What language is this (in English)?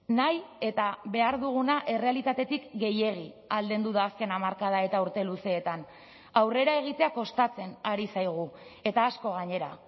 Basque